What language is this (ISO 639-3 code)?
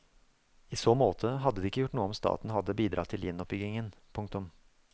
nor